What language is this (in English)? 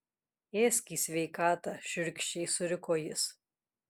Lithuanian